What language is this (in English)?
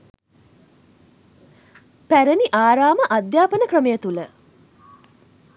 Sinhala